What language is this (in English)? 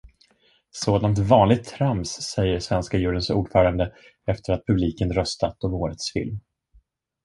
Swedish